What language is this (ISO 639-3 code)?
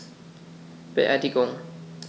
deu